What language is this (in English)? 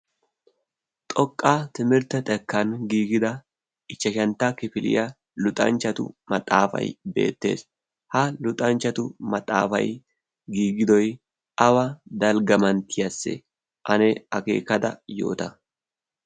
Wolaytta